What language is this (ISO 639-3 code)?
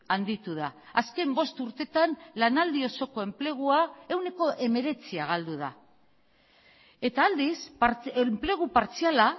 eus